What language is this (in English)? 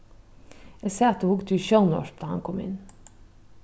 Faroese